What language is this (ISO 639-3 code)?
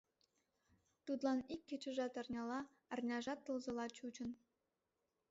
chm